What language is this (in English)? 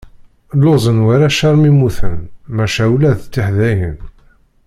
Kabyle